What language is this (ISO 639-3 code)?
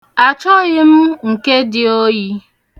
ibo